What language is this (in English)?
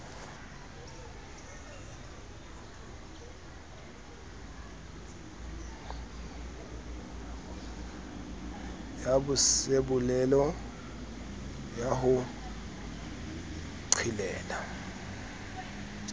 Southern Sotho